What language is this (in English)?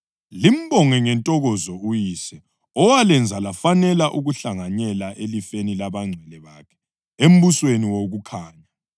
North Ndebele